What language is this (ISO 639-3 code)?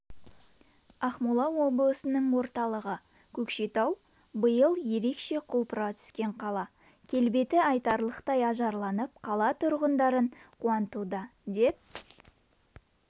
kaz